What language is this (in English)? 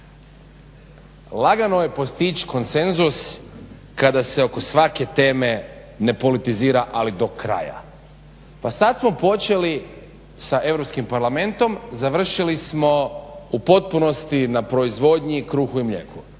Croatian